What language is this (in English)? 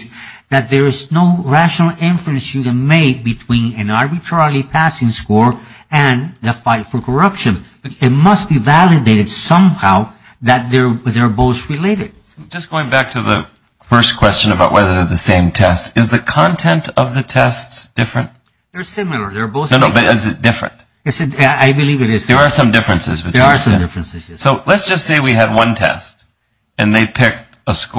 English